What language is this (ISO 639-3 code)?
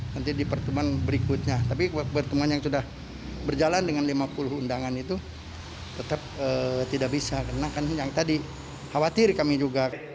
ind